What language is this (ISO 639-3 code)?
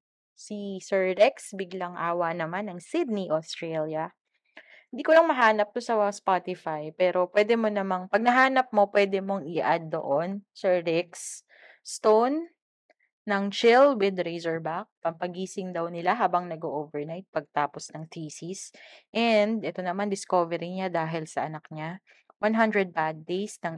fil